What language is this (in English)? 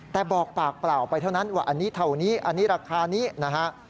Thai